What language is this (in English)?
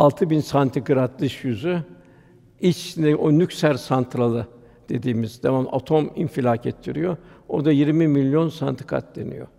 Turkish